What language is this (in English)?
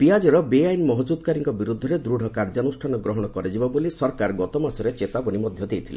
Odia